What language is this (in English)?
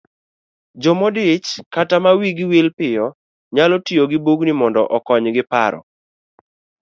Luo (Kenya and Tanzania)